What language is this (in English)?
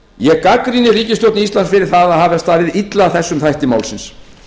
Icelandic